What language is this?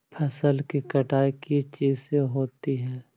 Magahi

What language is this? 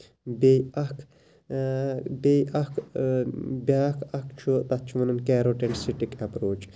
Kashmiri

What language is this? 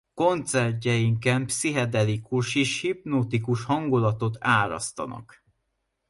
Hungarian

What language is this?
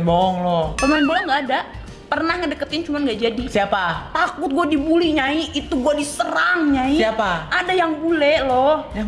Indonesian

